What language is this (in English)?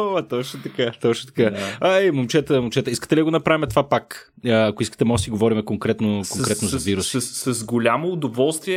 Bulgarian